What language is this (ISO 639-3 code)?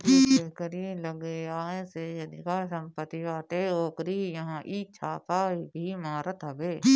bho